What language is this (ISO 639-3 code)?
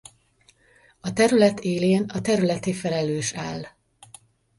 hun